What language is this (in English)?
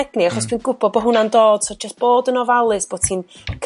Welsh